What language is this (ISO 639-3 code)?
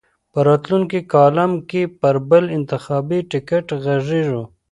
pus